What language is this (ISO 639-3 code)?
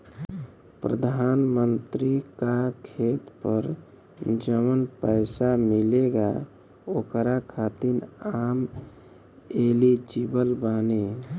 bho